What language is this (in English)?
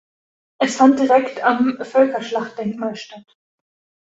German